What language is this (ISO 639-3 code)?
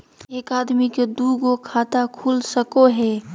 mag